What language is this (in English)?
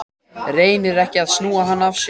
Icelandic